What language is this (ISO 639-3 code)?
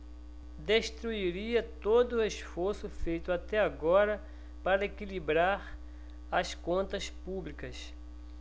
por